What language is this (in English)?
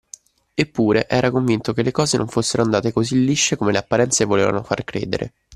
Italian